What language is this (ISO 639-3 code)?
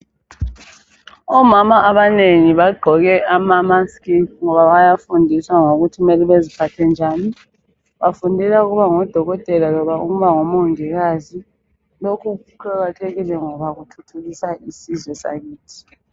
nde